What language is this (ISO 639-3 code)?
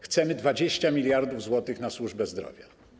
pol